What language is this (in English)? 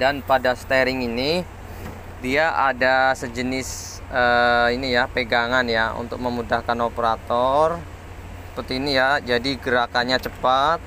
Indonesian